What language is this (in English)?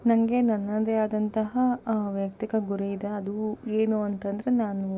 Kannada